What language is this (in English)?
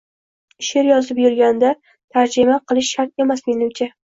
Uzbek